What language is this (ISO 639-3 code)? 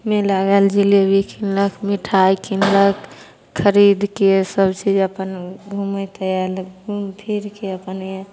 mai